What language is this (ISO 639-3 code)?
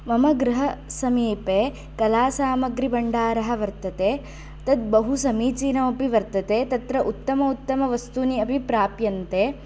san